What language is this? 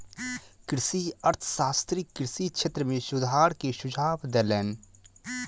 Maithili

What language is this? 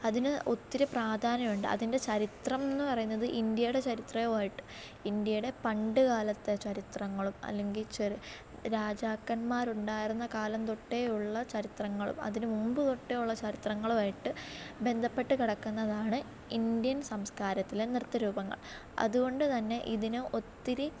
Malayalam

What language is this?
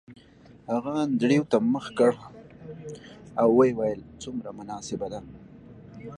Pashto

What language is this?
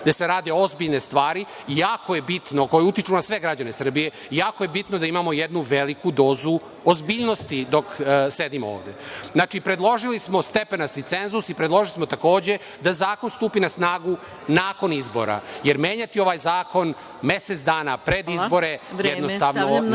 Serbian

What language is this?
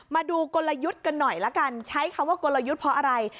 Thai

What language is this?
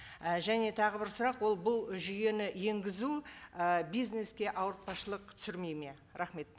Kazakh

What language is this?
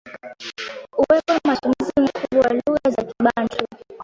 Swahili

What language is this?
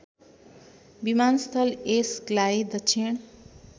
Nepali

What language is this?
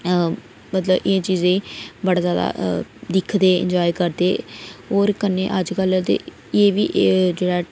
Dogri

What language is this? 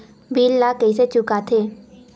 Chhattisgarhi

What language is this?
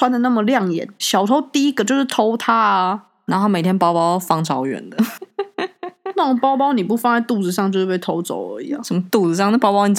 Chinese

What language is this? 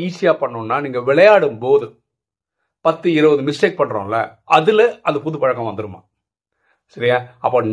Tamil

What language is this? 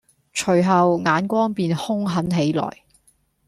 Cantonese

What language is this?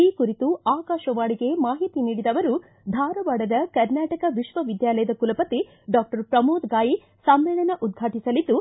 Kannada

